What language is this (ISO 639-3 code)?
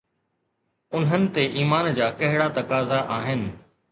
snd